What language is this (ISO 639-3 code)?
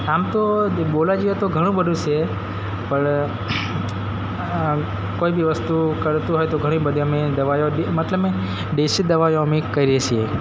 guj